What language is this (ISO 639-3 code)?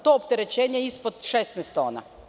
srp